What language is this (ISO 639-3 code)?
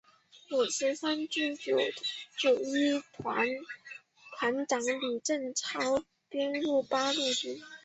zho